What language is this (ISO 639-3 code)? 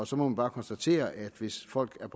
dan